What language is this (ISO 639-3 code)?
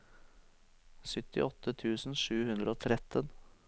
nor